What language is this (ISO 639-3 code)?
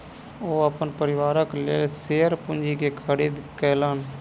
mai